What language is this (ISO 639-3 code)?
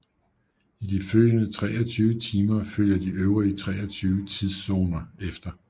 dan